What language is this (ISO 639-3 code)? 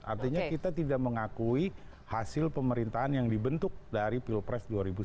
ind